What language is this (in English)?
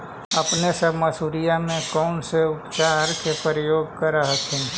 Magahi